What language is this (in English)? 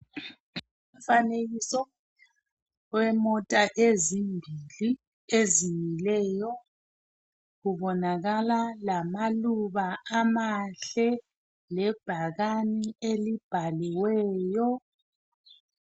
North Ndebele